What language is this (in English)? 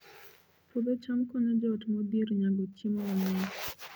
Luo (Kenya and Tanzania)